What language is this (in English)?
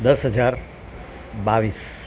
Gujarati